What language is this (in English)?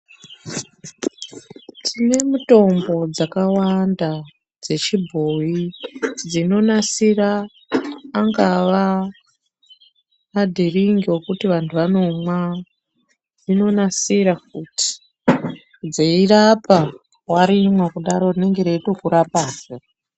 Ndau